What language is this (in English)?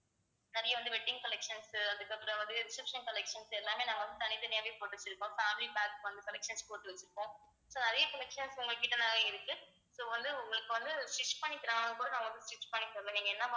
Tamil